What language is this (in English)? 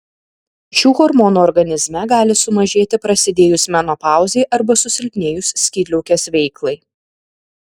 Lithuanian